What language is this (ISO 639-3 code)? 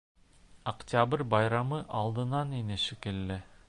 bak